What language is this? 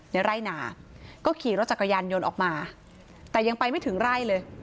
Thai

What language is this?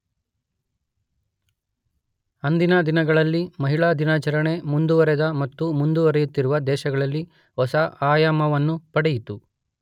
Kannada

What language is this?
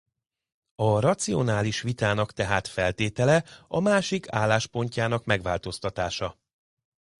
Hungarian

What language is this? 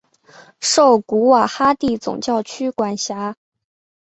Chinese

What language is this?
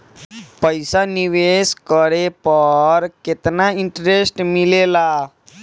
Bhojpuri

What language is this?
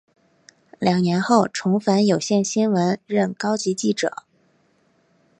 Chinese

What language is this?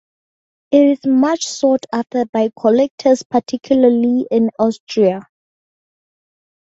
English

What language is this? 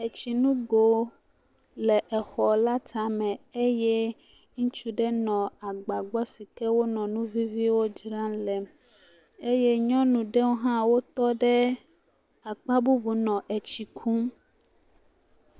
Ewe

